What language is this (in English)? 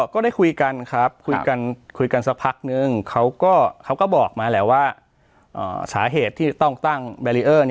Thai